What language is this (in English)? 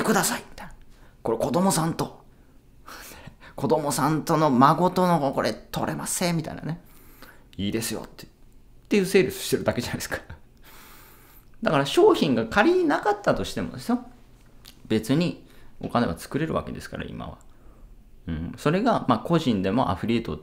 Japanese